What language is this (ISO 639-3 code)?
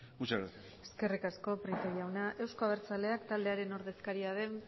eus